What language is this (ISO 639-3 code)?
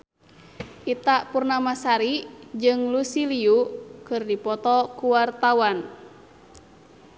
sun